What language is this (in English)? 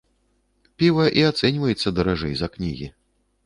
Belarusian